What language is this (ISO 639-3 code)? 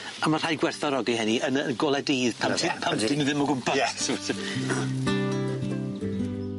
cym